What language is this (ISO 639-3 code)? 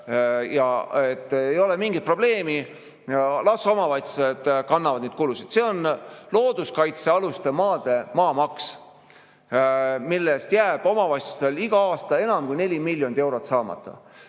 est